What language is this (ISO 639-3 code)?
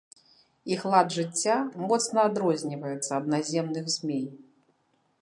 bel